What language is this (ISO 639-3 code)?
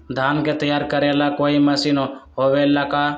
mag